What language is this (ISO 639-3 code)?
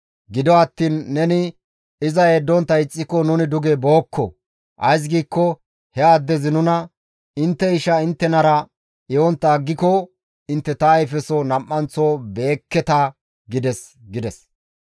gmv